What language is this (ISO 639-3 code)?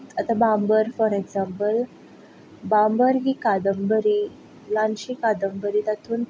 kok